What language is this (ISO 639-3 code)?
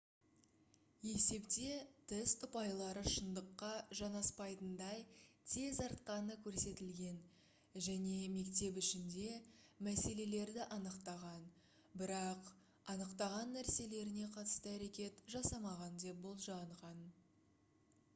kaz